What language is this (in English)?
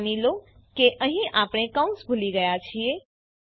Gujarati